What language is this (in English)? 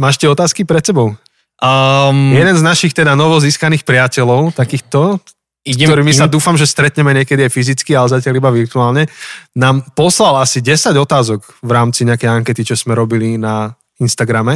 Slovak